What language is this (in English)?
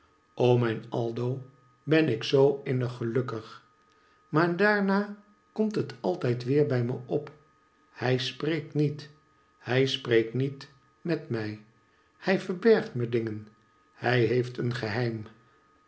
Dutch